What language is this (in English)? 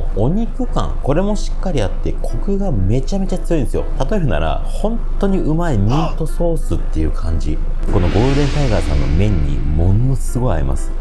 Japanese